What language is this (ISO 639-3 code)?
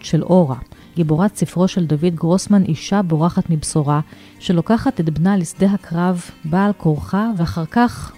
heb